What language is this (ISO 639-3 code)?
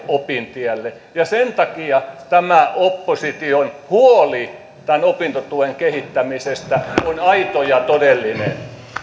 fin